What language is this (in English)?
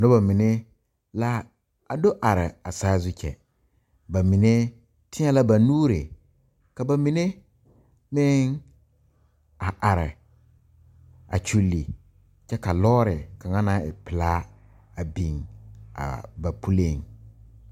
Southern Dagaare